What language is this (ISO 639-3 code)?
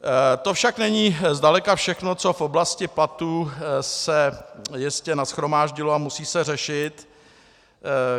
ces